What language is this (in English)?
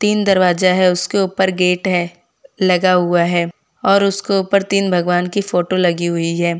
Hindi